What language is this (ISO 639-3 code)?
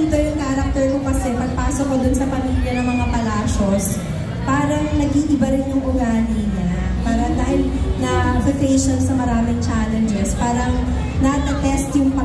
fil